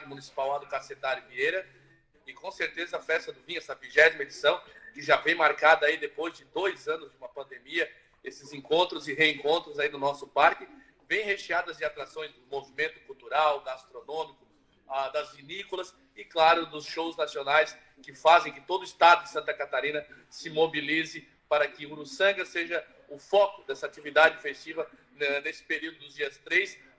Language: Portuguese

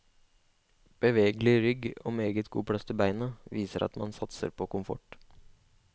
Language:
Norwegian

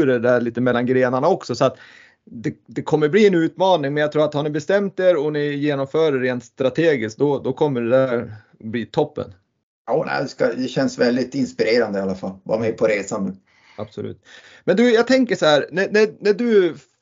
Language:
Swedish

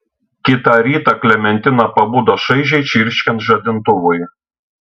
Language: Lithuanian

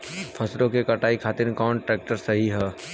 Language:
Bhojpuri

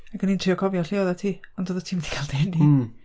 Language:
Welsh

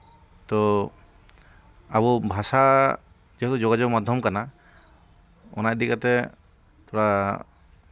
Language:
Santali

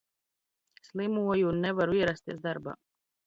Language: Latvian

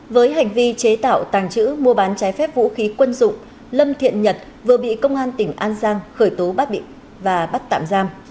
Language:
Vietnamese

